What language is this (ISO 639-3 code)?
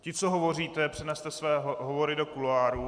ces